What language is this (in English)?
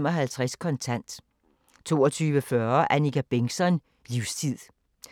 Danish